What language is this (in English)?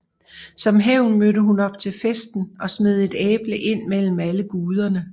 Danish